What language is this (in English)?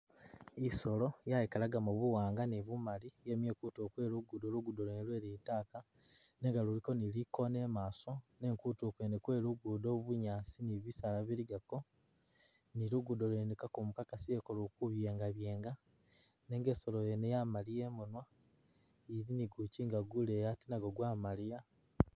Masaaba